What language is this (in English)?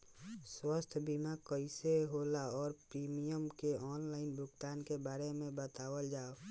Bhojpuri